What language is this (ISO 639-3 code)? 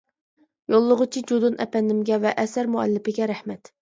uig